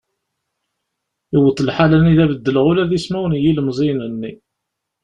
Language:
Kabyle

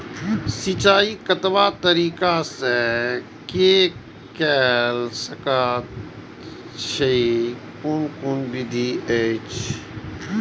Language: Maithili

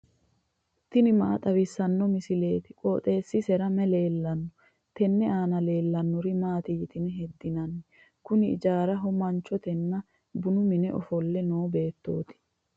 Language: Sidamo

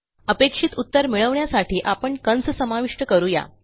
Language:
Marathi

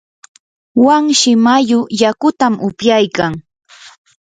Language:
Yanahuanca Pasco Quechua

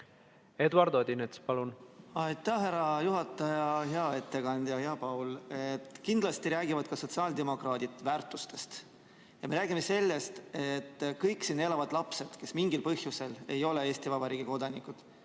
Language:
Estonian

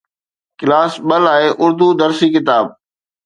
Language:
Sindhi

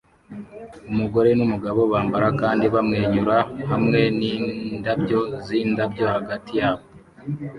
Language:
Kinyarwanda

